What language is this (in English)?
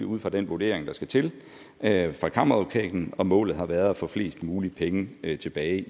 Danish